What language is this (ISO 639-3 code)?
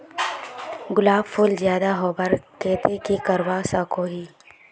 mag